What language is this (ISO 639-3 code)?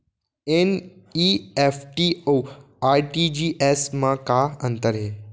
hne